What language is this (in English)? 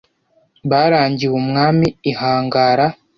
Kinyarwanda